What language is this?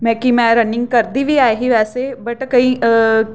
Dogri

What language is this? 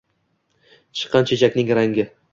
Uzbek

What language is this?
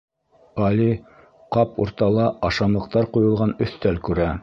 Bashkir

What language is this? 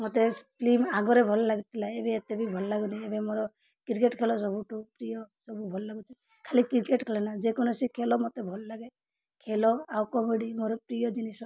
Odia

